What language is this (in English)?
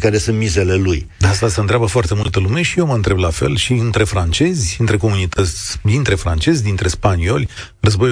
Romanian